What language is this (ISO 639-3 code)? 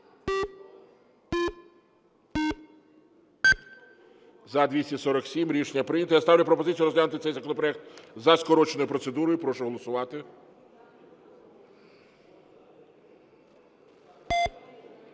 ukr